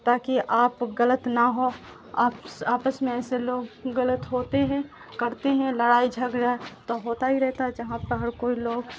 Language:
Urdu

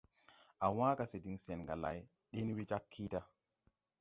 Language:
Tupuri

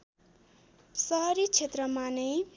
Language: Nepali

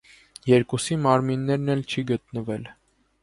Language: Armenian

